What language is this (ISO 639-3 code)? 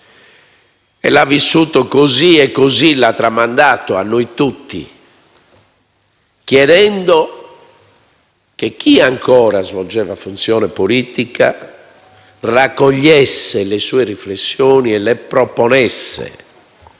ita